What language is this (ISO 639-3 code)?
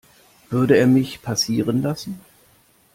deu